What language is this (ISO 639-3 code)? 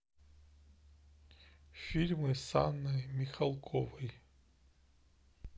rus